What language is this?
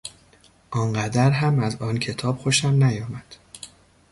Persian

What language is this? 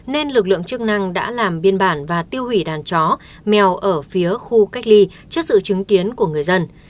Vietnamese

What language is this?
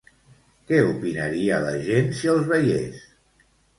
Catalan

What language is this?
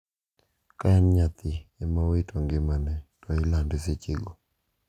Luo (Kenya and Tanzania)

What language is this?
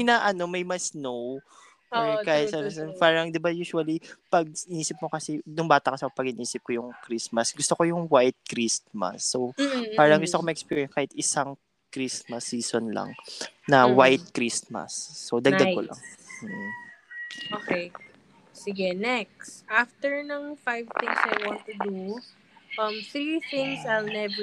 Filipino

